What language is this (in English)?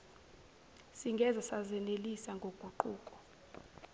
Zulu